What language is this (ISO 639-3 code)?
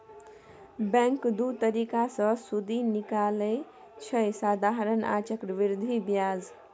mai